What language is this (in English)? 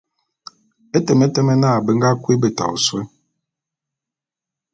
Bulu